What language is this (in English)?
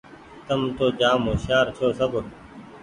Goaria